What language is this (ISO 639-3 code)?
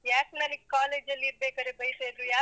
kan